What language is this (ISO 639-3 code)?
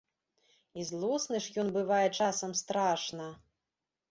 bel